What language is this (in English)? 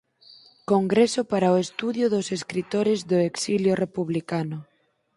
Galician